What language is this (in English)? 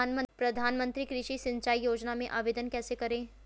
Hindi